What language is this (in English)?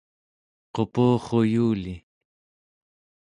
Central Yupik